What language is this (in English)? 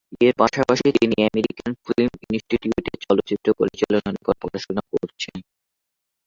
Bangla